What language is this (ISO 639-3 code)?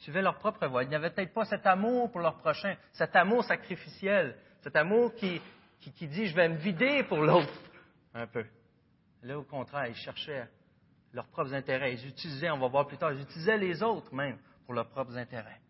fra